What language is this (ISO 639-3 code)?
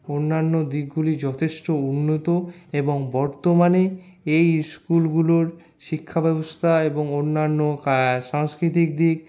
ben